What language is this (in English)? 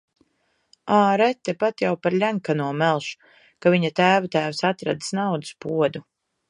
Latvian